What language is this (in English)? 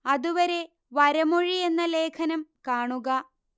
Malayalam